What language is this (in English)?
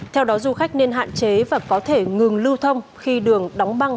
Vietnamese